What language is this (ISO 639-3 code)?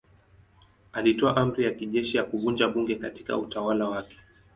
swa